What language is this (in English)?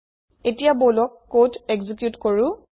Assamese